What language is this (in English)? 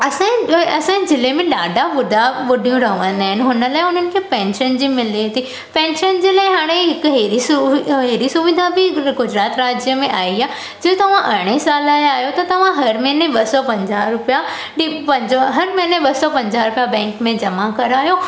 Sindhi